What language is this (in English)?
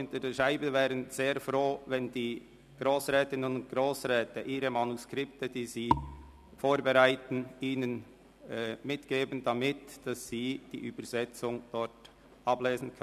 Swiss German